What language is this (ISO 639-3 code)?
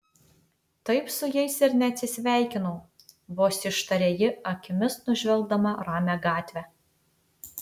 lit